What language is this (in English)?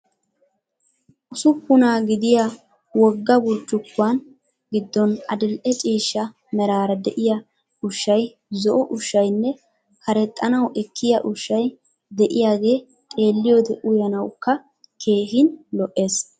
Wolaytta